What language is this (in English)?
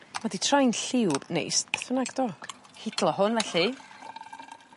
Welsh